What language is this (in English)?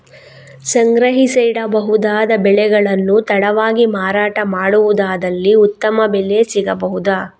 Kannada